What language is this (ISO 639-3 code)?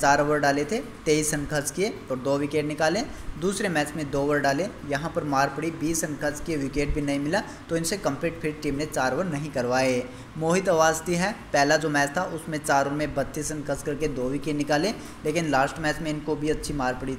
hin